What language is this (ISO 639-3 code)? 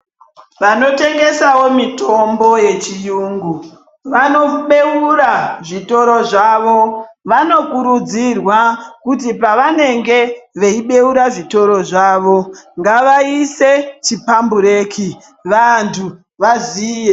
ndc